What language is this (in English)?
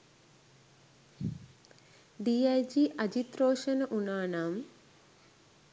Sinhala